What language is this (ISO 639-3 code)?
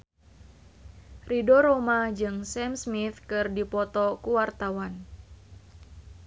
sun